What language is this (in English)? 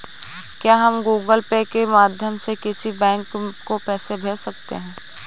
Hindi